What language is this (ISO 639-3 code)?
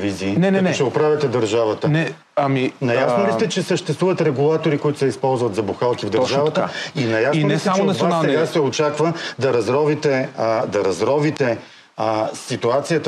bul